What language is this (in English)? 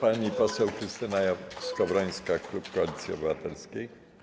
Polish